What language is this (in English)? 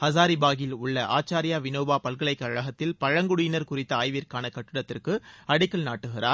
Tamil